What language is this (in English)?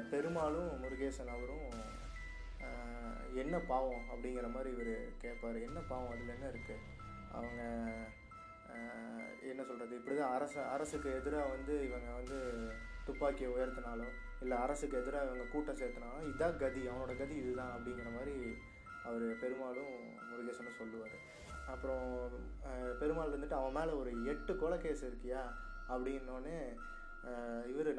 Tamil